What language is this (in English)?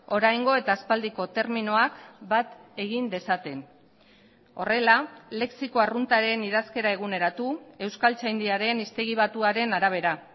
Basque